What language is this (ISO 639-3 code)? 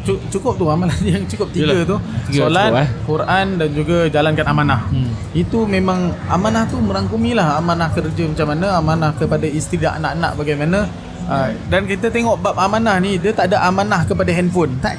msa